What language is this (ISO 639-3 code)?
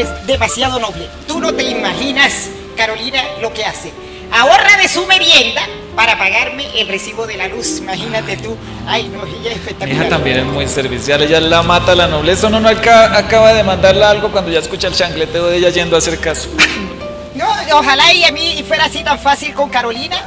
spa